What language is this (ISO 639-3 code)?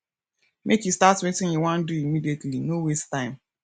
pcm